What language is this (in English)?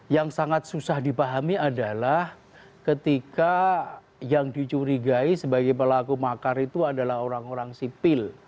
Indonesian